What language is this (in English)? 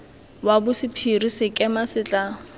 Tswana